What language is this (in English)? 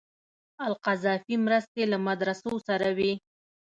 Pashto